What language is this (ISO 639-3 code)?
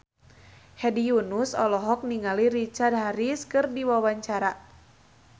sun